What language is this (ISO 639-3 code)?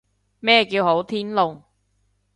yue